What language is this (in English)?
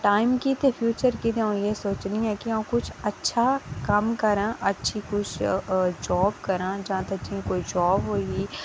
Dogri